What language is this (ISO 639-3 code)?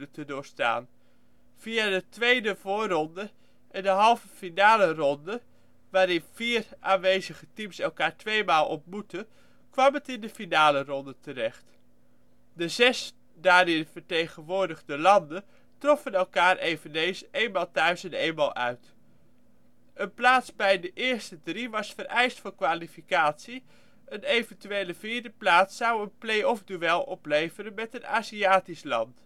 nld